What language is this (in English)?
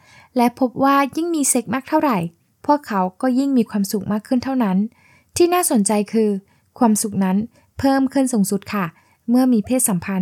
Thai